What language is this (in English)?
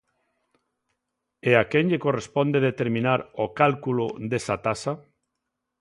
Galician